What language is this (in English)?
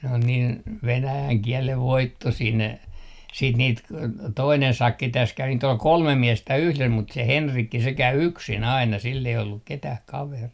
Finnish